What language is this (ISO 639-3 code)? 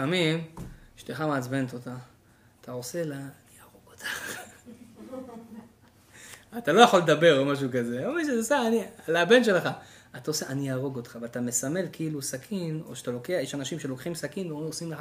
heb